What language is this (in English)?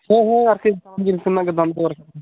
Santali